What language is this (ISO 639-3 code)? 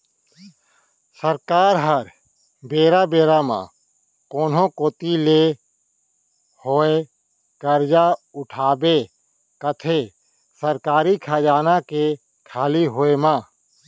hne